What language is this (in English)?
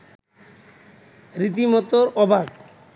Bangla